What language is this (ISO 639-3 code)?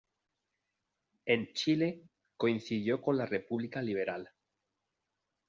spa